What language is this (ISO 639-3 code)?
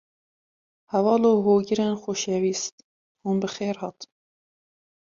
kur